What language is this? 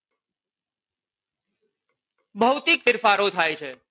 Gujarati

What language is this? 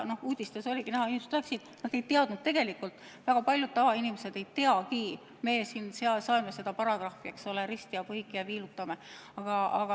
Estonian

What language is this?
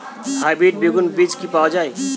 Bangla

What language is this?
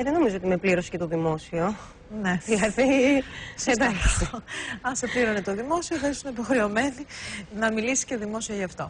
Greek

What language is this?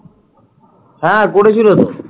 Bangla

